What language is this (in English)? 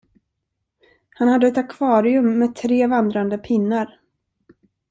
Swedish